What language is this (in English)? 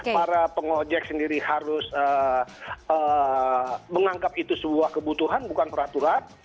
Indonesian